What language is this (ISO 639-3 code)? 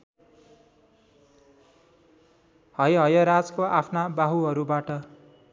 nep